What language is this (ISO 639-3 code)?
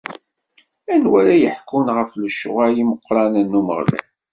kab